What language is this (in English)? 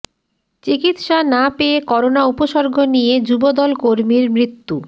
Bangla